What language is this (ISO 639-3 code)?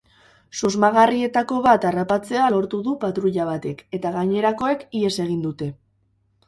eus